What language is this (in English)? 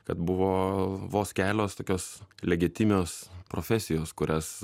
Lithuanian